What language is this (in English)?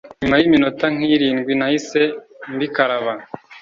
Kinyarwanda